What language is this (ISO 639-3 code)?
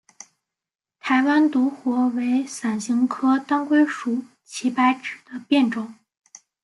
zho